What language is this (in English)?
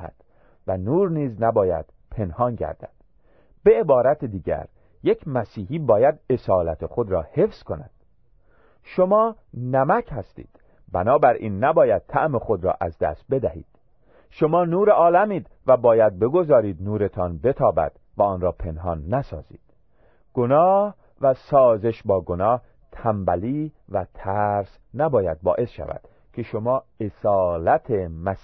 Persian